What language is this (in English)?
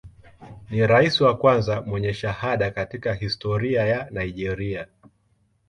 Swahili